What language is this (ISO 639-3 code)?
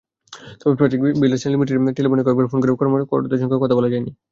ben